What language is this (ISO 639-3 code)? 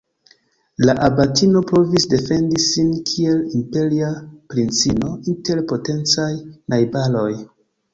epo